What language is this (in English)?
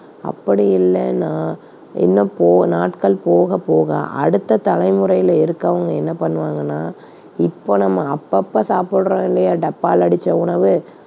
Tamil